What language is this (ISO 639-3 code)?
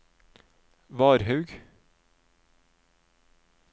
nor